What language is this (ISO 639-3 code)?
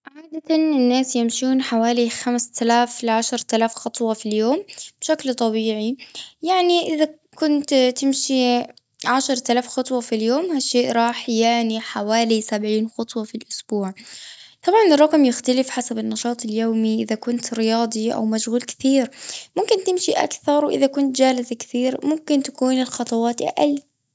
afb